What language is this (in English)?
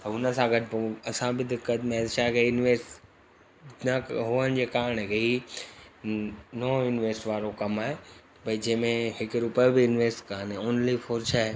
Sindhi